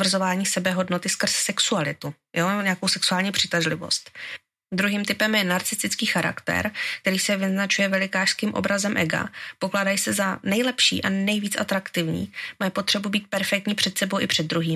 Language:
Czech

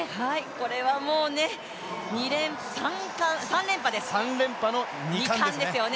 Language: Japanese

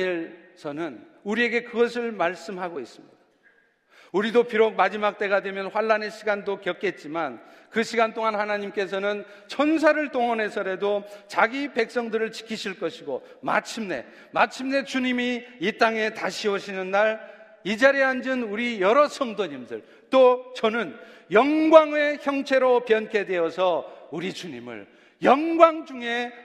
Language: Korean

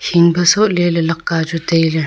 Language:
Wancho Naga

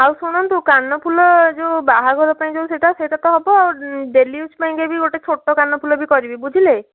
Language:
Odia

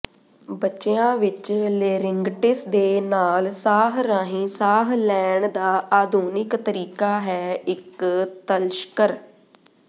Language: Punjabi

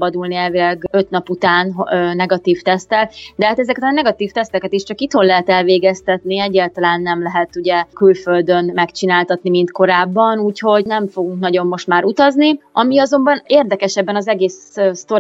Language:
Hungarian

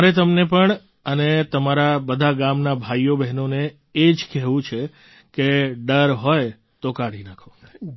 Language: Gujarati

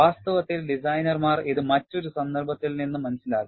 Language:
Malayalam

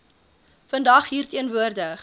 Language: Afrikaans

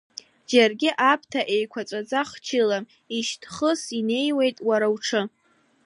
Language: Abkhazian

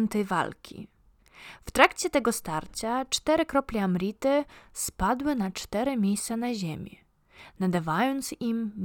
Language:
Polish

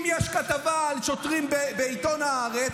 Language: Hebrew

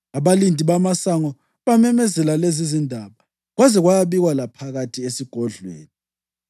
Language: North Ndebele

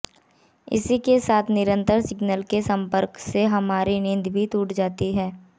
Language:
Hindi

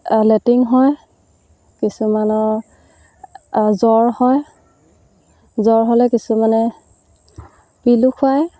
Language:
Assamese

